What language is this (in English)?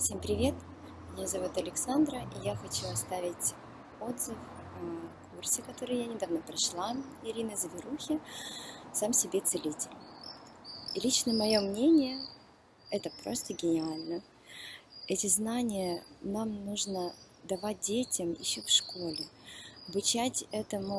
Russian